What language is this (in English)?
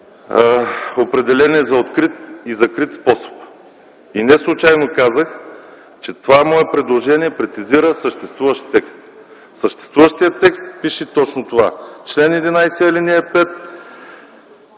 Bulgarian